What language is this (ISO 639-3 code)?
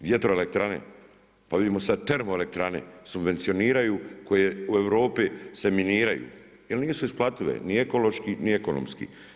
hrv